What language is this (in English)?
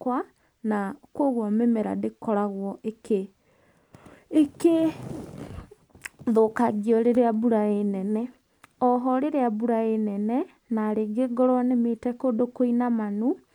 Kikuyu